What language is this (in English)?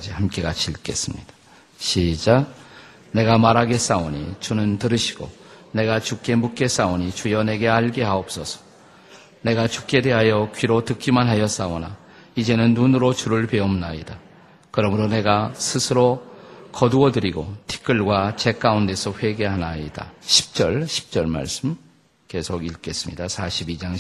Korean